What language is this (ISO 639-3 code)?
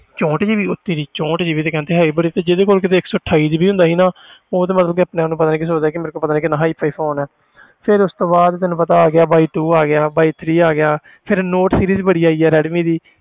pan